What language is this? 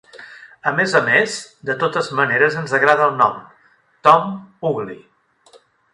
Catalan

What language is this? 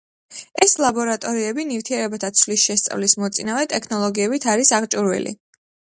Georgian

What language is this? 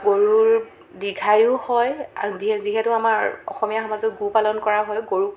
Assamese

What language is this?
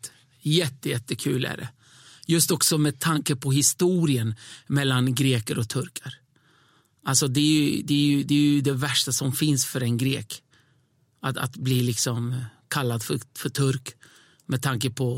Swedish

